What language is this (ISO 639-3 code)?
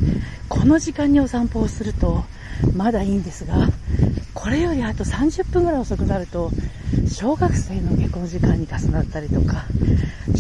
jpn